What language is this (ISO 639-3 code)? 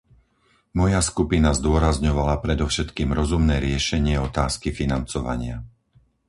slk